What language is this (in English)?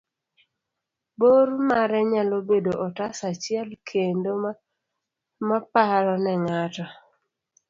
Luo (Kenya and Tanzania)